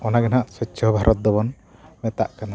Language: Santali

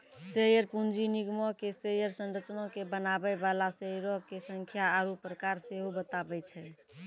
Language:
Maithili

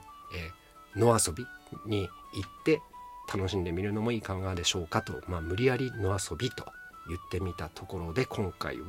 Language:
Japanese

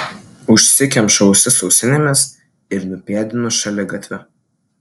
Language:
Lithuanian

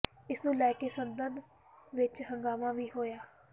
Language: Punjabi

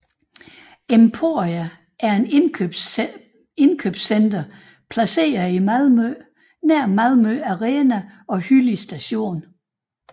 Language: Danish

